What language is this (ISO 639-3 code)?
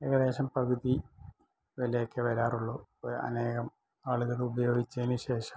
mal